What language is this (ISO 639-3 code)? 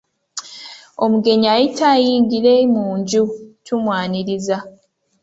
lug